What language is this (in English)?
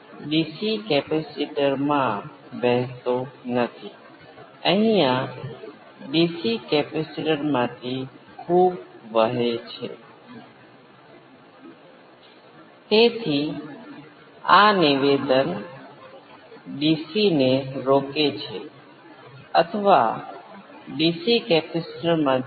Gujarati